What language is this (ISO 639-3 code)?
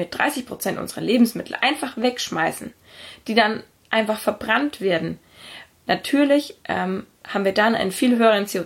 deu